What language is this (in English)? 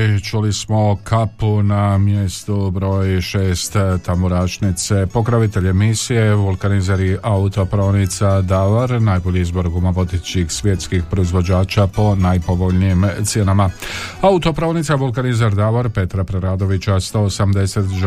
Croatian